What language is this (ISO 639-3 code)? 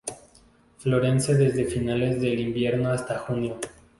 spa